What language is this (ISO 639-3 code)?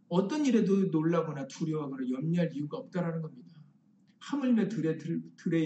kor